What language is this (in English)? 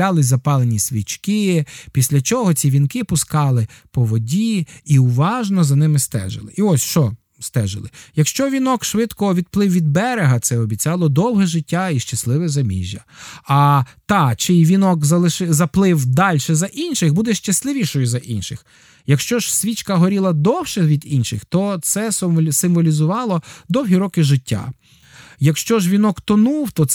Ukrainian